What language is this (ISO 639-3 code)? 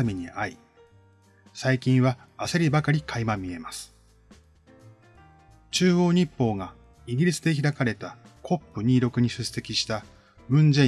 jpn